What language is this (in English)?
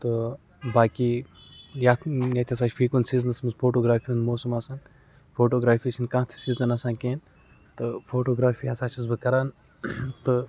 Kashmiri